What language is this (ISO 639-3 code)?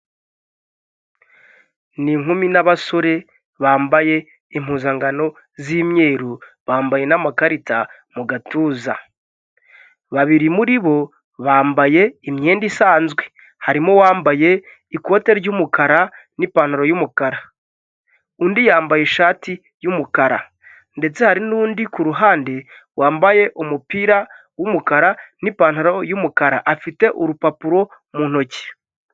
kin